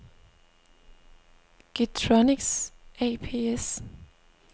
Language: Danish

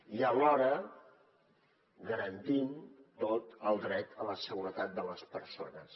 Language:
Catalan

